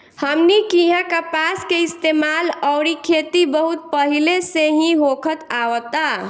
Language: Bhojpuri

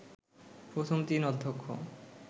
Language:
Bangla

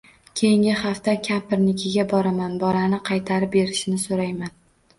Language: Uzbek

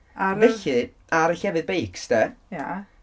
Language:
Welsh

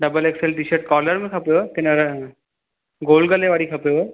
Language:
Sindhi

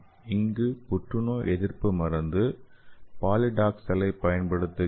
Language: Tamil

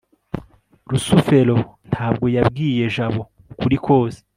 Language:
Kinyarwanda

